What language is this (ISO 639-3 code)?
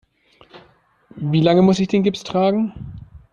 deu